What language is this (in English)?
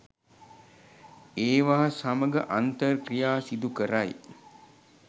Sinhala